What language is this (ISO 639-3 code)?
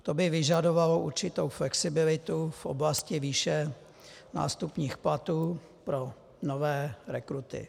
ces